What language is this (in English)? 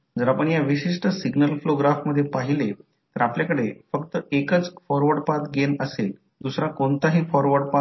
Marathi